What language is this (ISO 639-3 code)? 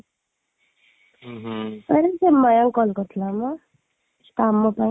ori